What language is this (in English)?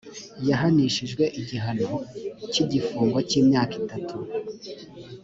Kinyarwanda